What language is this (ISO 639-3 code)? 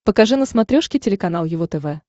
rus